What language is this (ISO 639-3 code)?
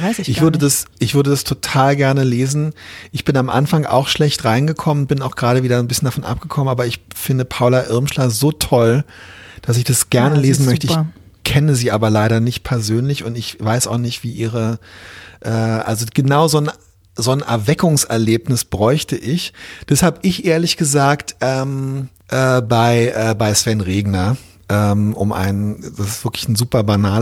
deu